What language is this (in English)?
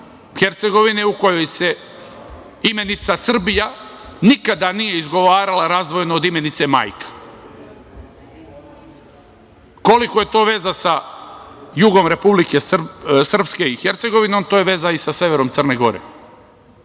Serbian